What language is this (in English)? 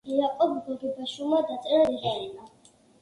Georgian